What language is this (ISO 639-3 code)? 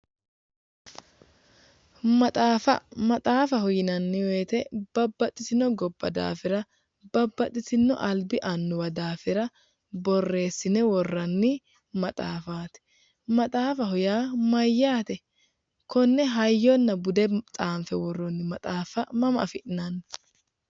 sid